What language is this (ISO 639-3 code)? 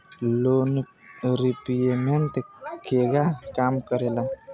bho